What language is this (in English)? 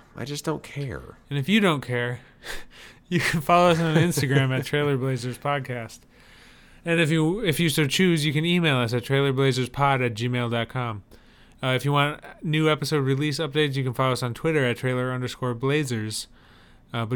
English